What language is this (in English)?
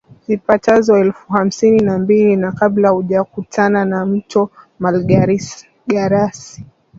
Swahili